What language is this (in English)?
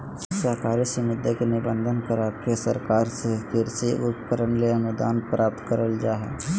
Magahi